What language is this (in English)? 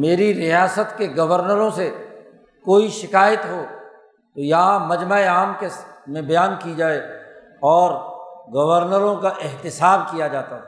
Urdu